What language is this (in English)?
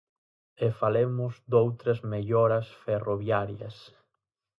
Galician